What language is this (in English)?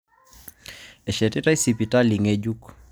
Masai